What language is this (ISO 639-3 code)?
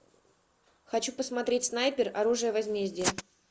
rus